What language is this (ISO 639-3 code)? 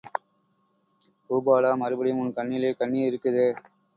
tam